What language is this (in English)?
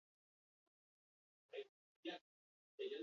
Basque